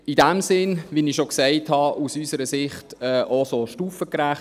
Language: Swiss German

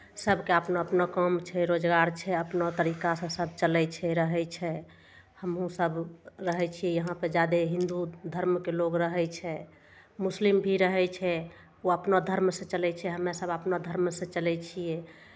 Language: Maithili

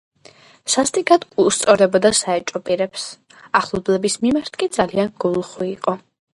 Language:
Georgian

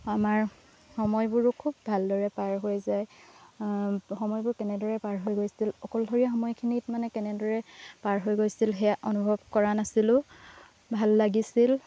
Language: Assamese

